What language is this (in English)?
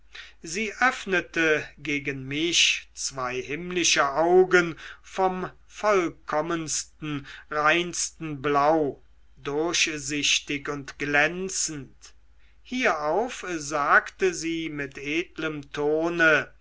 German